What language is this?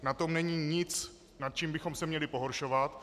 Czech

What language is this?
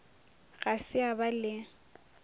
Northern Sotho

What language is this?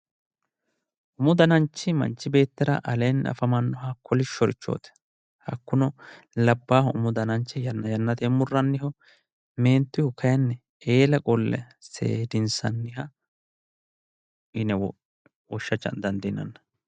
Sidamo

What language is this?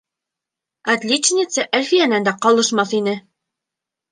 Bashkir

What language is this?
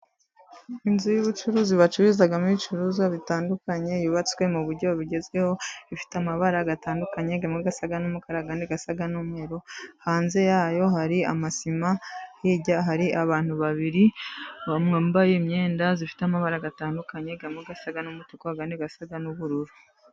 Kinyarwanda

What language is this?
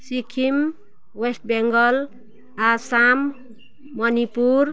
Nepali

